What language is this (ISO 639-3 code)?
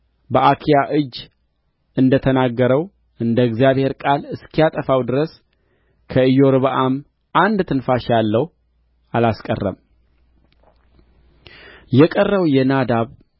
amh